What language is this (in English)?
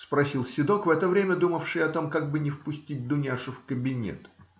Russian